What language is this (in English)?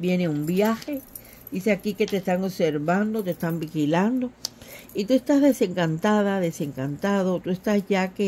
Spanish